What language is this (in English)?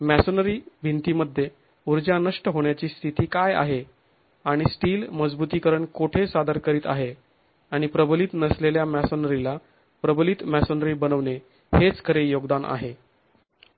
Marathi